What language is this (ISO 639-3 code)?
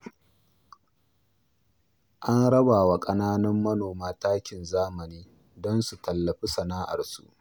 hau